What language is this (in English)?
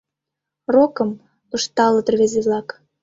Mari